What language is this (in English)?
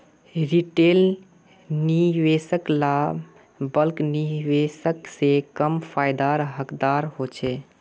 Magahi